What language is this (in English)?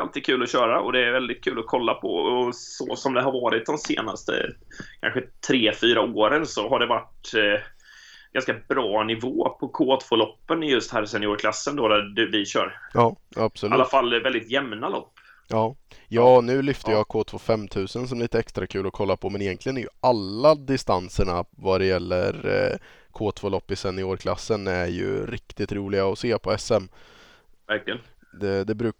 Swedish